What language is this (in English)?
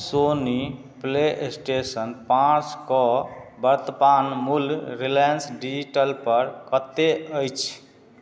Maithili